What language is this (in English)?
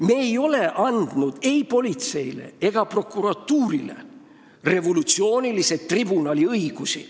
Estonian